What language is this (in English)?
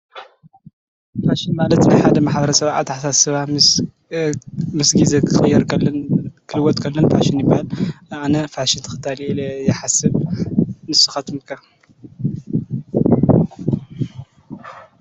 Tigrinya